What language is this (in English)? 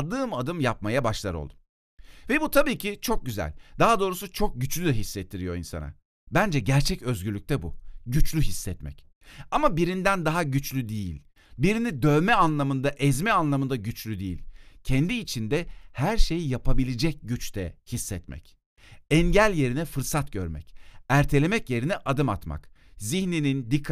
Turkish